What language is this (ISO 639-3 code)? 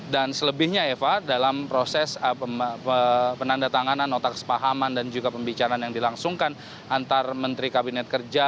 ind